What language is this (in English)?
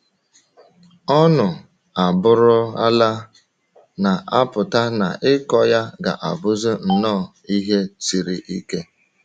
Igbo